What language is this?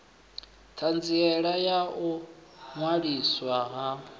Venda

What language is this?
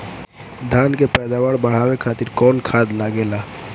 Bhojpuri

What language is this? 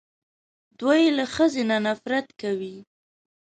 Pashto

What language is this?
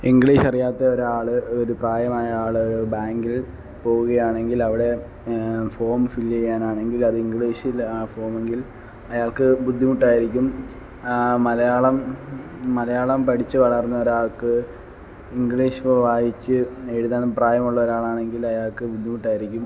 Malayalam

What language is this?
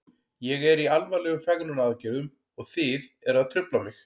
Icelandic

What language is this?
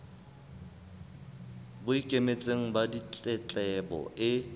Southern Sotho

